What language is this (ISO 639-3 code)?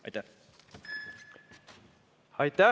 est